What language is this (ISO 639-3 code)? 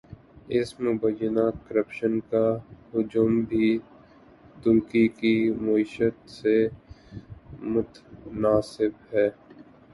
urd